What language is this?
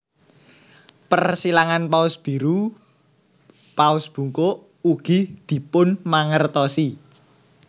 Javanese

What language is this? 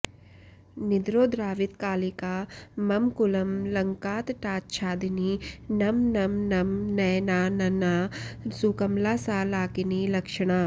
Sanskrit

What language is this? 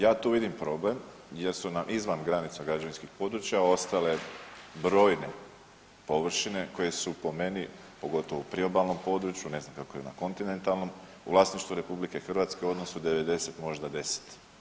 Croatian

